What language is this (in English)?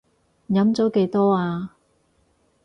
Cantonese